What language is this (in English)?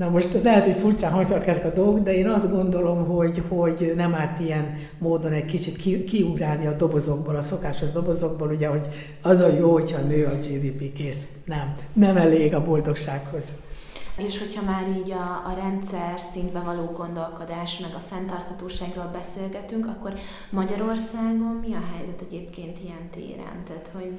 Hungarian